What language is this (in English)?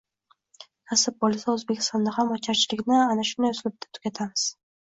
Uzbek